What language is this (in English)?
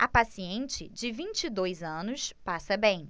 Portuguese